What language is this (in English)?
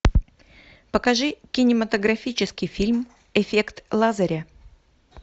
Russian